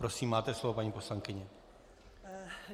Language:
Czech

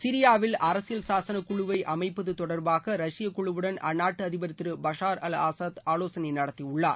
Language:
Tamil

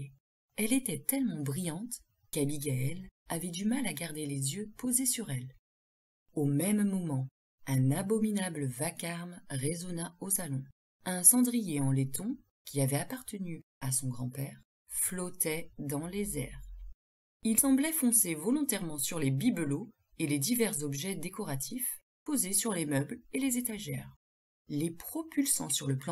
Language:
French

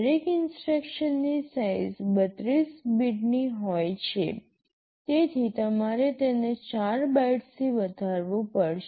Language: Gujarati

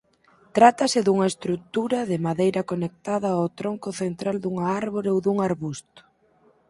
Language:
Galician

